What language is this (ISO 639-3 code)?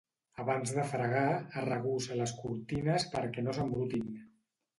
cat